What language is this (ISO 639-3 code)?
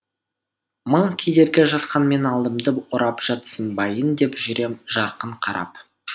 kaz